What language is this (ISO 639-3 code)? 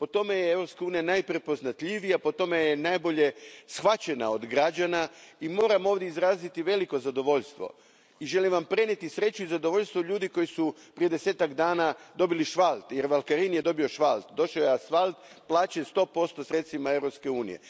hrv